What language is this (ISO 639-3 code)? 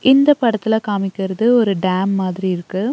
tam